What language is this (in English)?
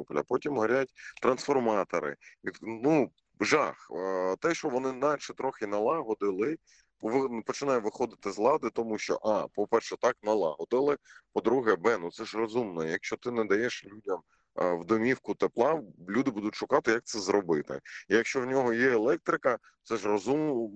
Ukrainian